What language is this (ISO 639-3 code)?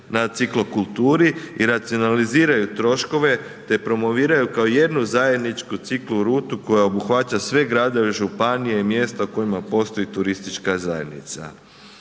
hrv